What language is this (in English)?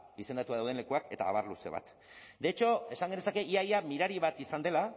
Basque